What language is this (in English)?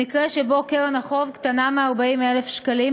Hebrew